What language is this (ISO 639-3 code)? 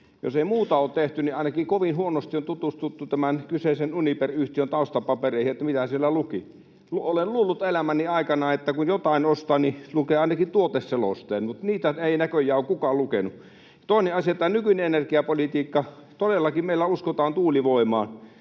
fin